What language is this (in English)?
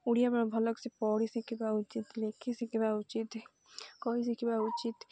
Odia